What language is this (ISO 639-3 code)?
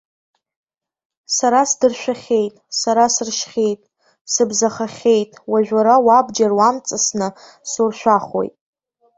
abk